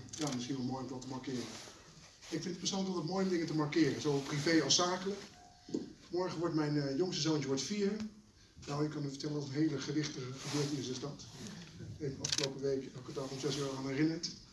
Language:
Dutch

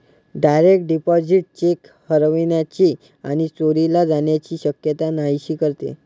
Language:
Marathi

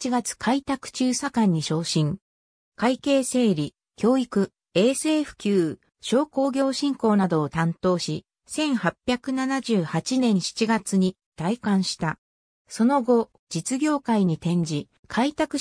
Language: Japanese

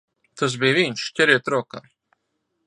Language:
Latvian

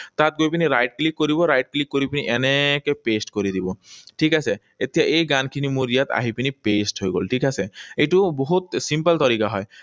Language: Assamese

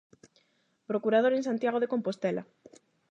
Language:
Galician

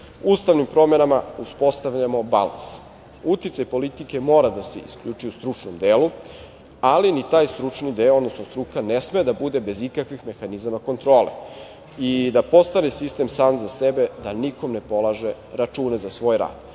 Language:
Serbian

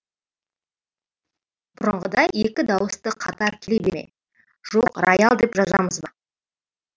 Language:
Kazakh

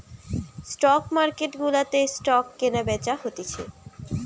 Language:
Bangla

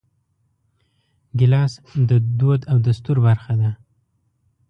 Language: Pashto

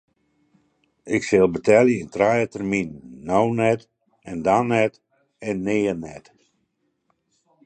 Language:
Western Frisian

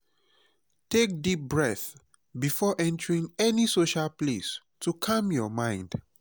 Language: Nigerian Pidgin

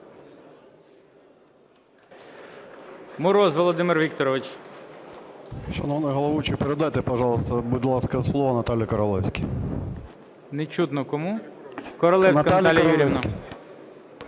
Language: Ukrainian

